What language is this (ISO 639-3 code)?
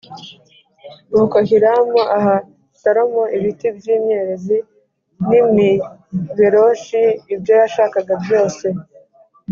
kin